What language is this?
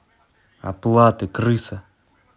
Russian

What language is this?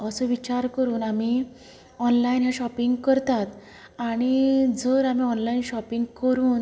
Konkani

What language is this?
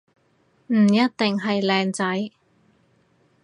Cantonese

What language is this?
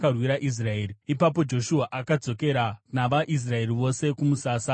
Shona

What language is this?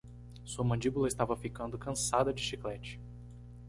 Portuguese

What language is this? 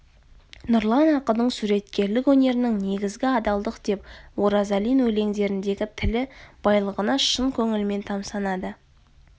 Kazakh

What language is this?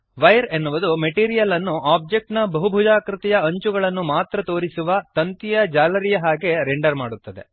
Kannada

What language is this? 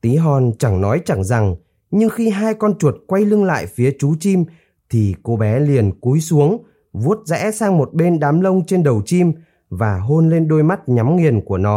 Vietnamese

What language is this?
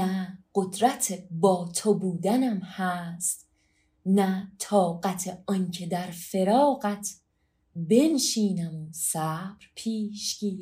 Persian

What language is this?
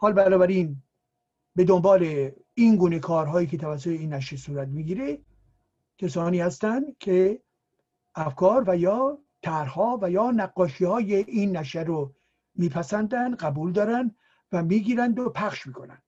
Persian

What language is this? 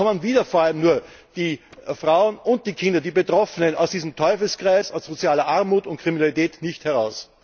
German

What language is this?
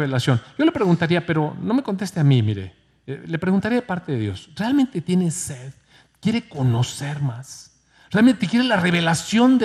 Spanish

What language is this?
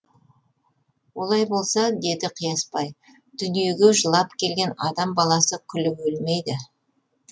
Kazakh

